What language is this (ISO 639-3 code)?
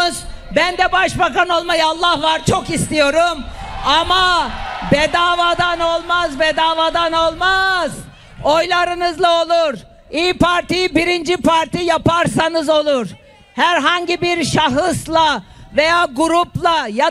tur